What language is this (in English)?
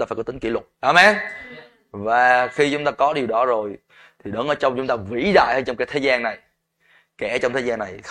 Vietnamese